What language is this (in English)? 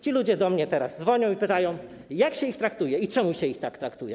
Polish